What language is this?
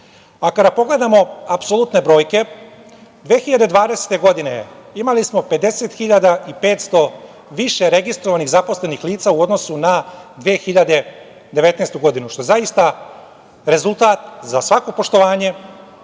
Serbian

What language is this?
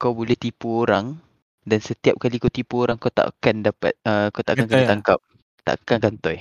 Malay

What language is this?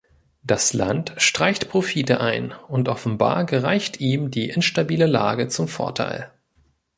German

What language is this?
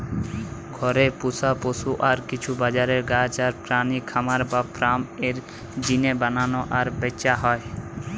Bangla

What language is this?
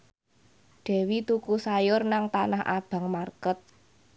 Javanese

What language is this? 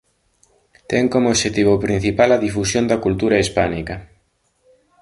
Galician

